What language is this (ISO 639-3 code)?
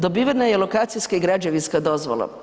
hrv